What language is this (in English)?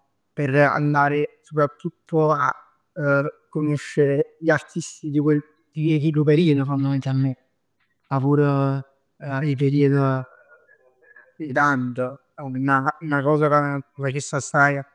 Neapolitan